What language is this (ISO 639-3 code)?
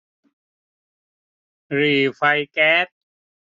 tha